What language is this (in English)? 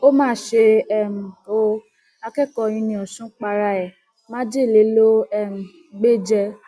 Yoruba